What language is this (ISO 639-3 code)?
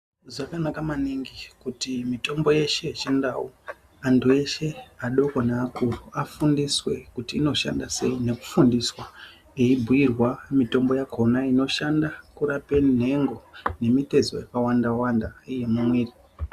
ndc